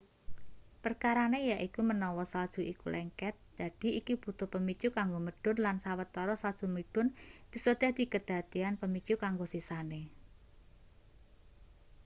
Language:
Javanese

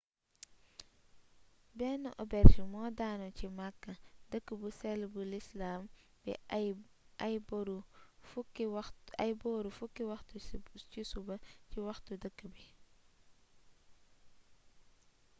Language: Wolof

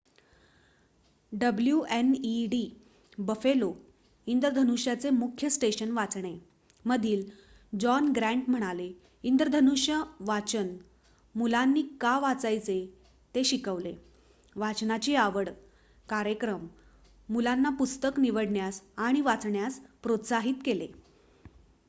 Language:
Marathi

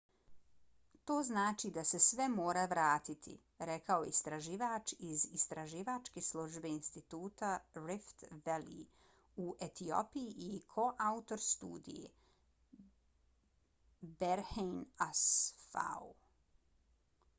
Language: Bosnian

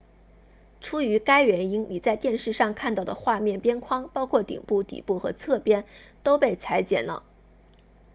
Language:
Chinese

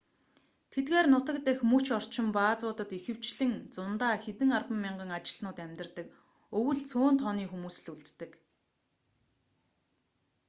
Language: Mongolian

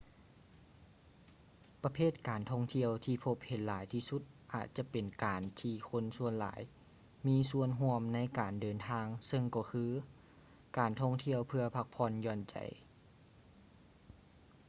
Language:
Lao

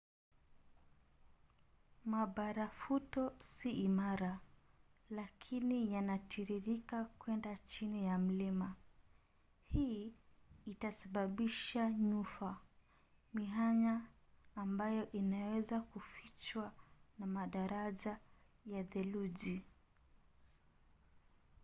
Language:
Swahili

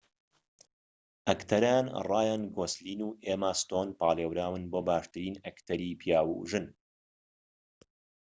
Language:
Central Kurdish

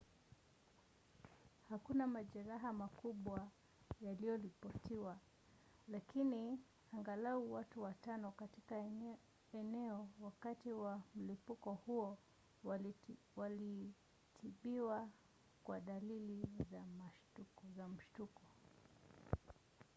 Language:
Swahili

